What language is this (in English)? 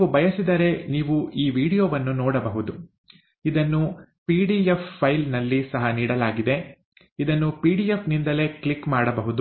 Kannada